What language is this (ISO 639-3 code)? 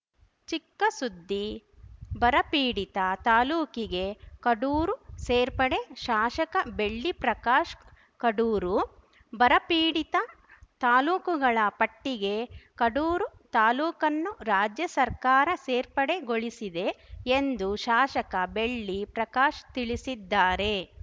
kan